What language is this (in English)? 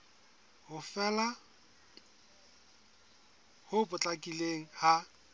Southern Sotho